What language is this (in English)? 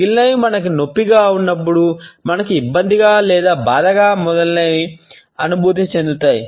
Telugu